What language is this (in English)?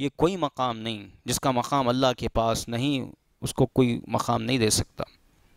Hindi